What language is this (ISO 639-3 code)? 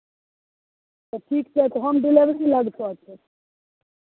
mai